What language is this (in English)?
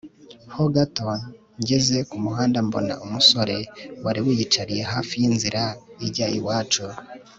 Kinyarwanda